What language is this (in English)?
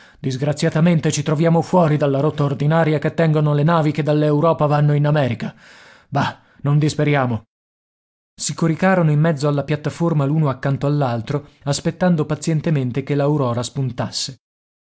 Italian